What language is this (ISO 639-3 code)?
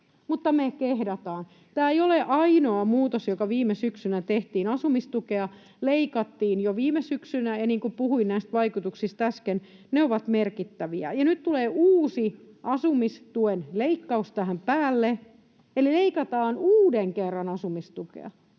fin